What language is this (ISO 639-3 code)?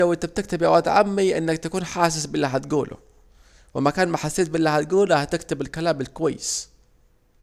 aec